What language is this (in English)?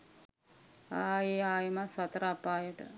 Sinhala